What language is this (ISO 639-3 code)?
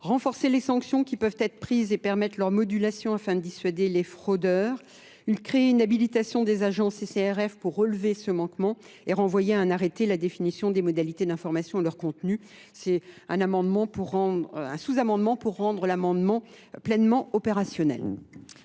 fra